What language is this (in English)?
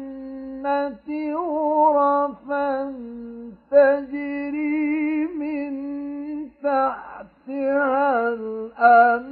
Arabic